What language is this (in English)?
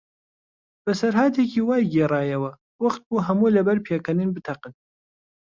Central Kurdish